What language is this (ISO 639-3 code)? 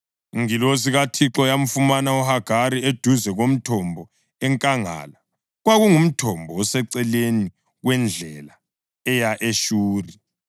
nde